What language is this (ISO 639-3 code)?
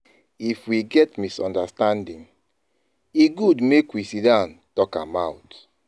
pcm